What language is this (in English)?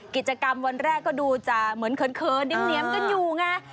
Thai